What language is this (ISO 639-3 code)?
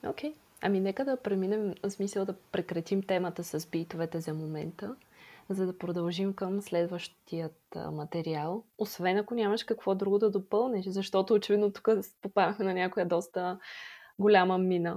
bul